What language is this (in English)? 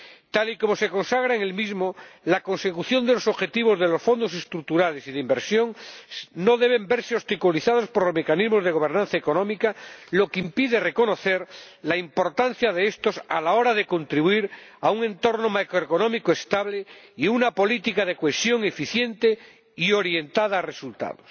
Spanish